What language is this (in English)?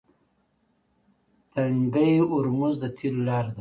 Pashto